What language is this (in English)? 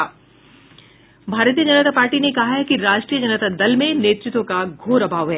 Hindi